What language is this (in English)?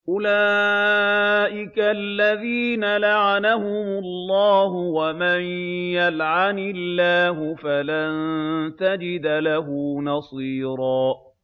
Arabic